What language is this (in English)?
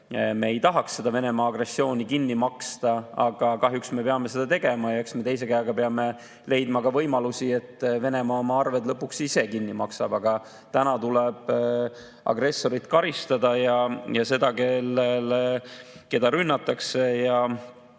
Estonian